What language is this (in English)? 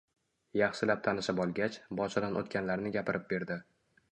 Uzbek